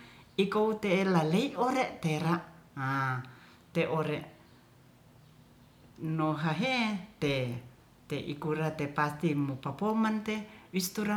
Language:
Ratahan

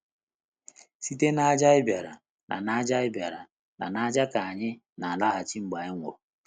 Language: Igbo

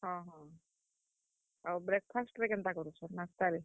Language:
Odia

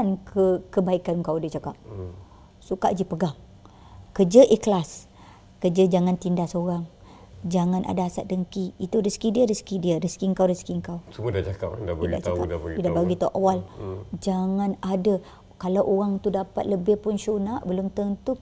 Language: Malay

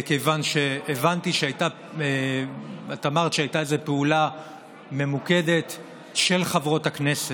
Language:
Hebrew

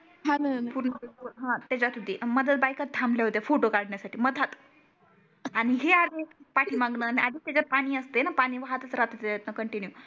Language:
Marathi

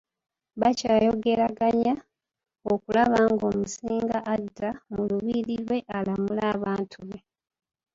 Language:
Ganda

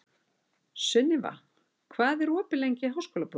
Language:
Icelandic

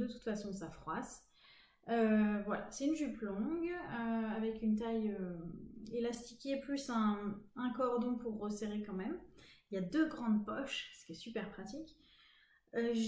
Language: French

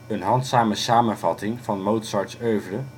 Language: Dutch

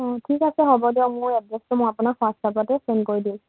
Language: Assamese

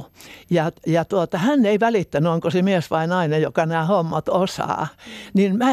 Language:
Finnish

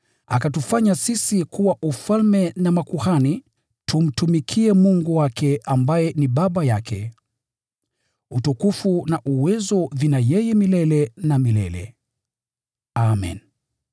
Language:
Swahili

